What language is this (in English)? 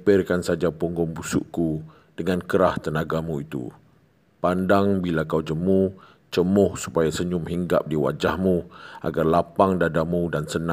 Malay